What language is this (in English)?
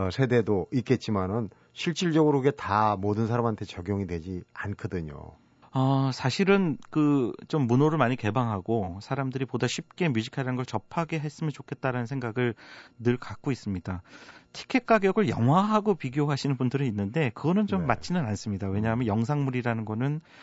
Korean